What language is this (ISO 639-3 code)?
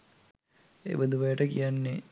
sin